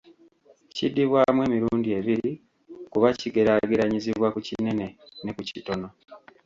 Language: Ganda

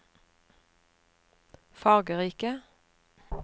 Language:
Norwegian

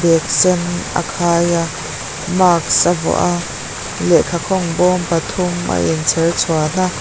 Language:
Mizo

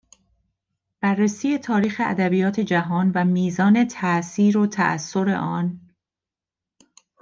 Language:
Persian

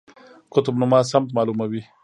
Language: Pashto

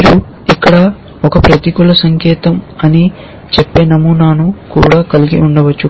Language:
Telugu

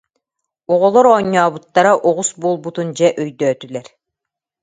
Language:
Yakut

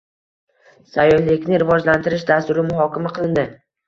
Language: Uzbek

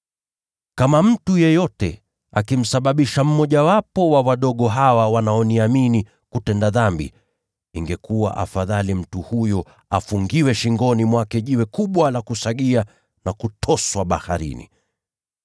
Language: Swahili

